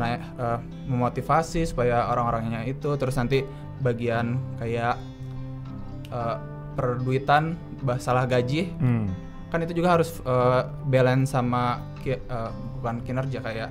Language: Indonesian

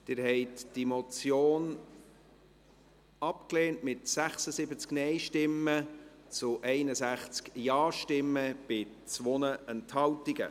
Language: Swiss German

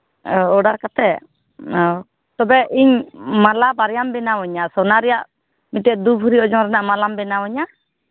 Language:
Santali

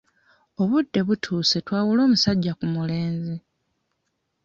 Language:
Ganda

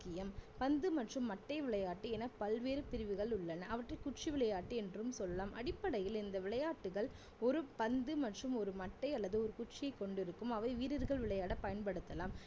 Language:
Tamil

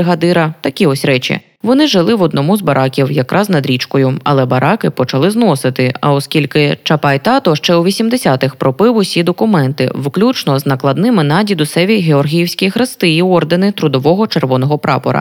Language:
Ukrainian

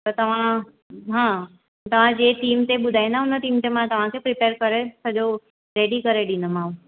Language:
Sindhi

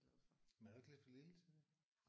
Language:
Danish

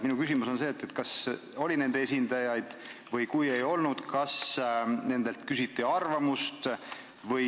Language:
Estonian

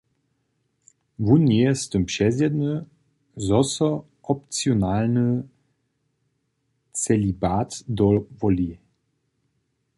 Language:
Upper Sorbian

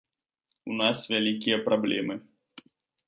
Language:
Belarusian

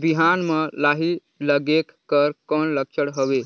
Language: Chhattisgarhi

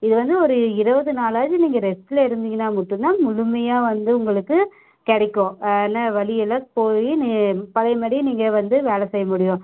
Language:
Tamil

